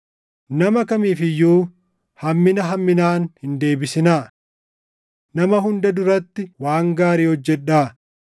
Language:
Oromo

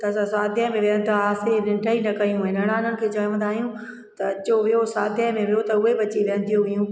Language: Sindhi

